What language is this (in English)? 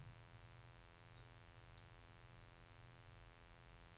Norwegian